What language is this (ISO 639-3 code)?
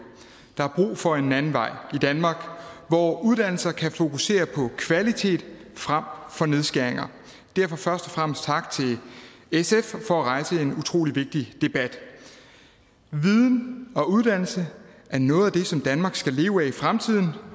dan